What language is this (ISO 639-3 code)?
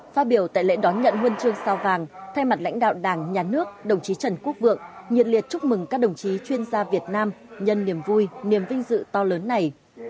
vie